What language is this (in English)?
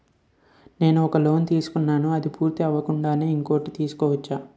Telugu